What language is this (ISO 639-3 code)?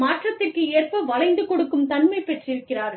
tam